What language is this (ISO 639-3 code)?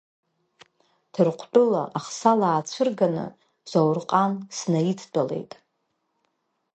abk